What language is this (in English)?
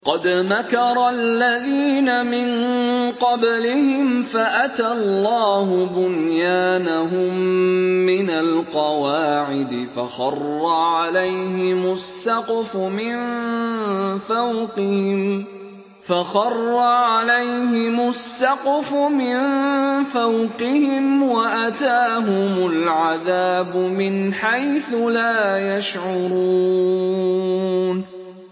Arabic